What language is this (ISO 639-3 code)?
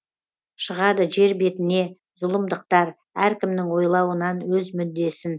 kaz